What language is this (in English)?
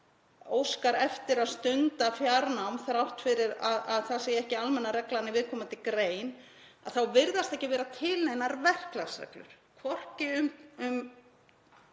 Icelandic